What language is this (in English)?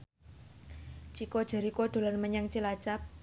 Javanese